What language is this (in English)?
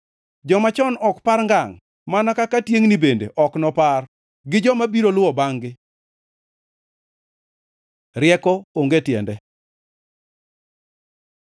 Luo (Kenya and Tanzania)